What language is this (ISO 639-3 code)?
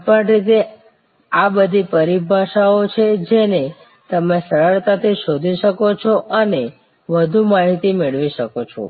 guj